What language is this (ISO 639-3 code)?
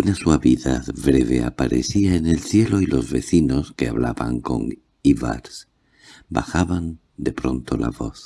spa